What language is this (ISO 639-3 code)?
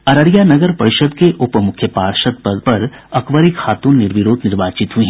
hin